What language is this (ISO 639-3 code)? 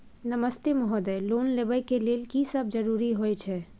mai